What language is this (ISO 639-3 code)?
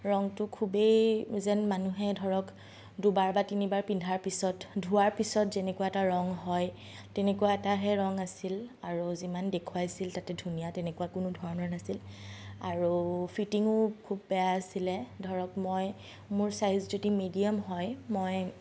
asm